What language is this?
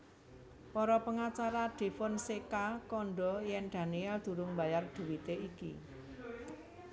Javanese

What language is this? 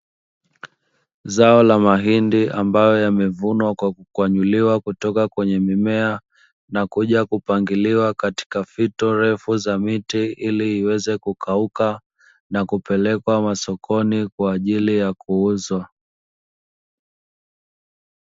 Swahili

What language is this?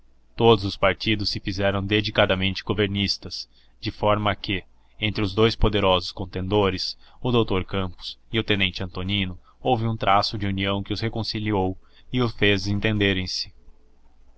Portuguese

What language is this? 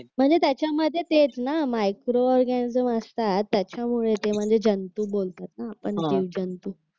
Marathi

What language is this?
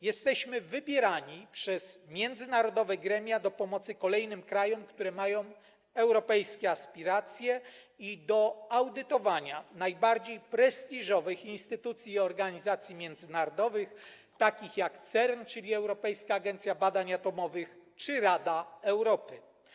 Polish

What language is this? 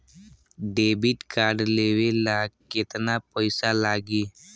Bhojpuri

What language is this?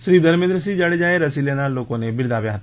Gujarati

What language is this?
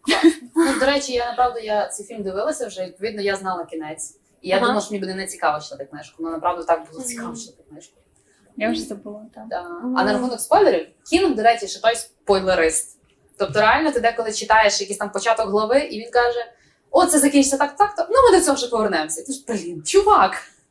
Ukrainian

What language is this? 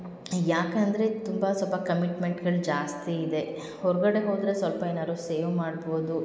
Kannada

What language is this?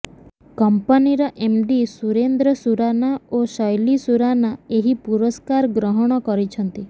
Odia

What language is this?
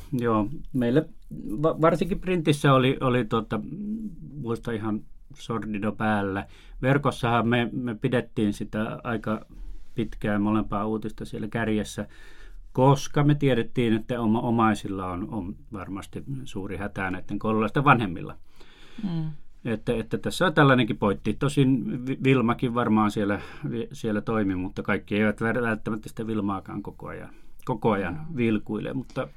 Finnish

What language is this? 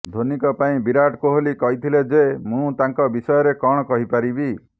Odia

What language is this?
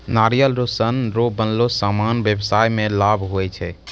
Maithili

